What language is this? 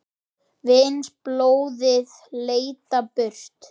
Icelandic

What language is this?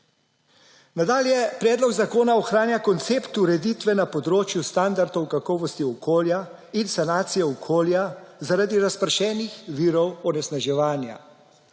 Slovenian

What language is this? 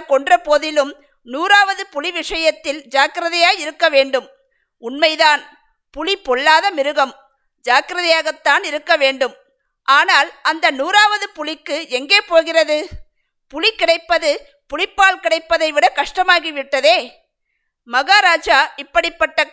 Tamil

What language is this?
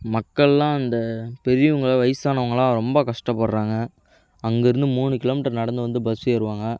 Tamil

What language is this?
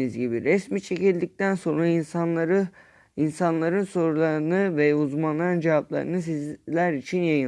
Turkish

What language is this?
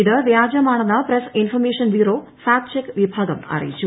Malayalam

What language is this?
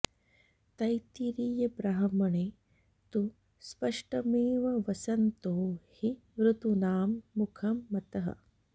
Sanskrit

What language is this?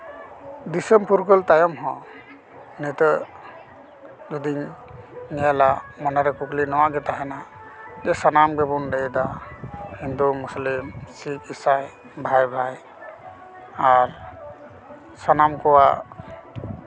Santali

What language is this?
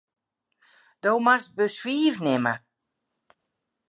Western Frisian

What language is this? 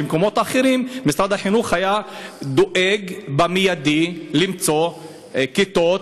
Hebrew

